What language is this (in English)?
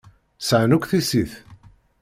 Kabyle